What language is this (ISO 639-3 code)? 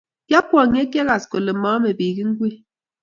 kln